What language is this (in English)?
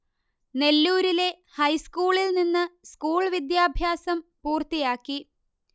Malayalam